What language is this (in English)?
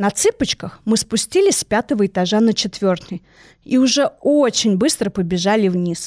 Russian